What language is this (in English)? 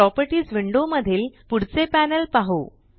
Marathi